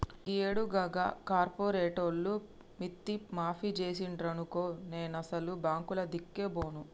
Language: Telugu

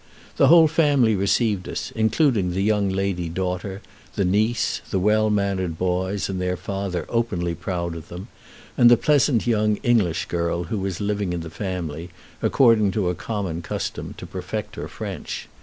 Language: English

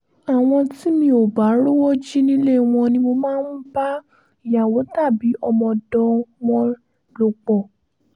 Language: Yoruba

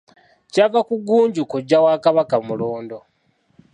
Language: Ganda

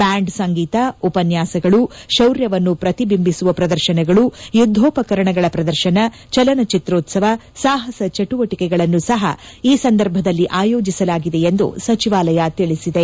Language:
Kannada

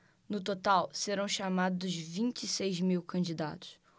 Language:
Portuguese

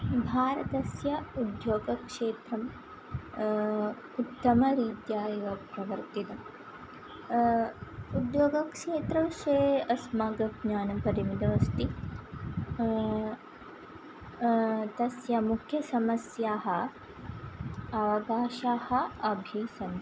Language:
Sanskrit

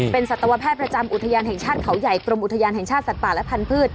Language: Thai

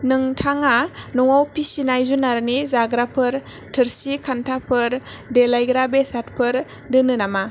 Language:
Bodo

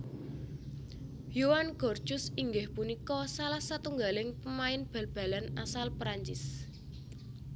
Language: Javanese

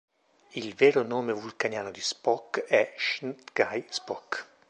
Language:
Italian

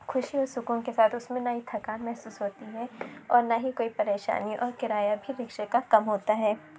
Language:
Urdu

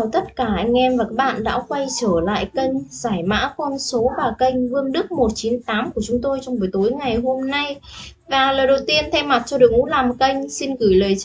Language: Vietnamese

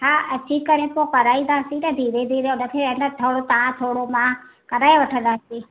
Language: Sindhi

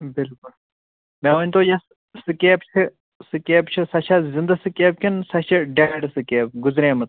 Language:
Kashmiri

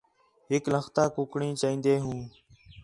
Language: Khetrani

